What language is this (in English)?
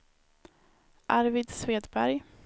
Swedish